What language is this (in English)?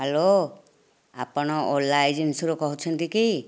Odia